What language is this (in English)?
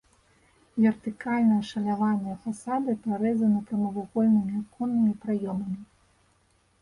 Belarusian